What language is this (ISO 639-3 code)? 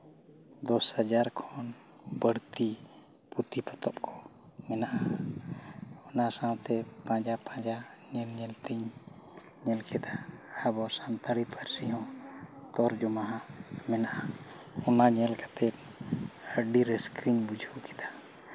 sat